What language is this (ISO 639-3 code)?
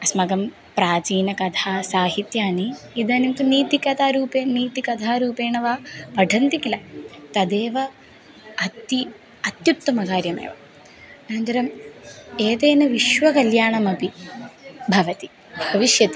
san